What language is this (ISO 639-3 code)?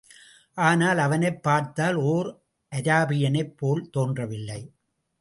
tam